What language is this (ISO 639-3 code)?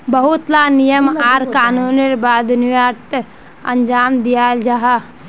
mag